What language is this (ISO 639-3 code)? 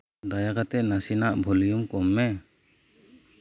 sat